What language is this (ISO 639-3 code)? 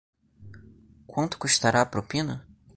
por